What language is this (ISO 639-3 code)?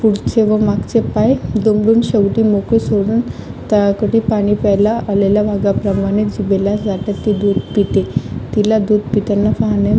mar